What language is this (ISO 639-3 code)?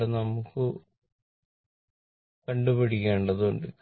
mal